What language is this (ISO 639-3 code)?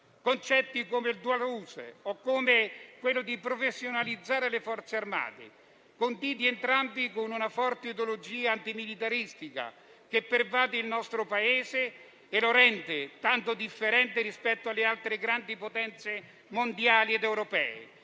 ita